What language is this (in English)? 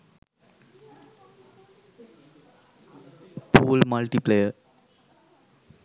Sinhala